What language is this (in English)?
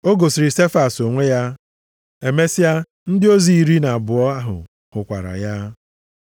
Igbo